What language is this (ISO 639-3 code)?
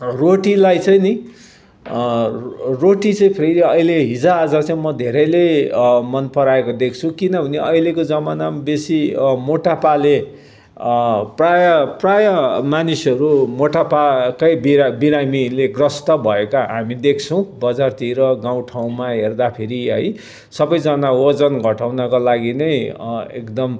nep